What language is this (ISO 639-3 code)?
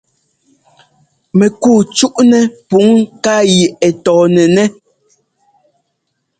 jgo